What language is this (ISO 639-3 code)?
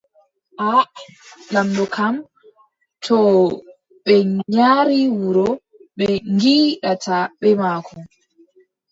fub